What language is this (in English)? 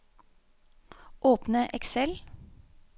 Norwegian